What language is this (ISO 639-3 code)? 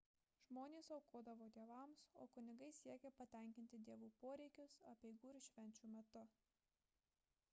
lit